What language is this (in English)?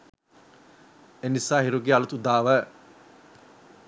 Sinhala